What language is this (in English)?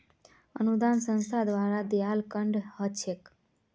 Magahi